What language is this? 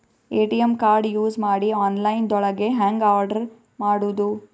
Kannada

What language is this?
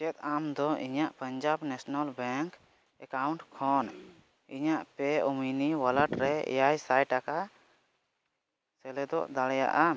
Santali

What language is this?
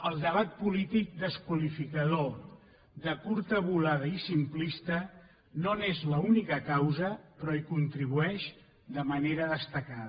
Catalan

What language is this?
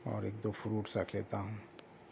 Urdu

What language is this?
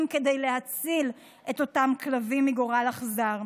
Hebrew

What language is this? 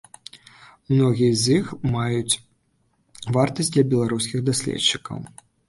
Belarusian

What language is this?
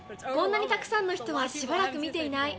Japanese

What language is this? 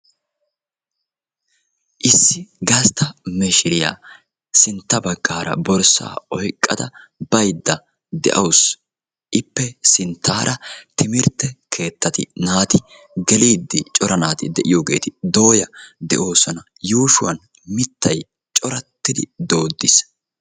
Wolaytta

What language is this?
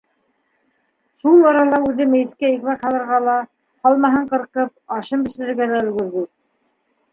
Bashkir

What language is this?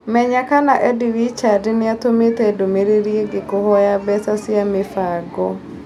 Kikuyu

